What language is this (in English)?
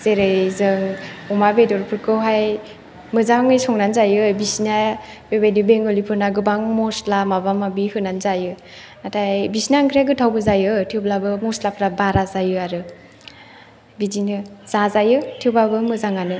Bodo